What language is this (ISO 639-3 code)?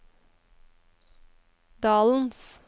nor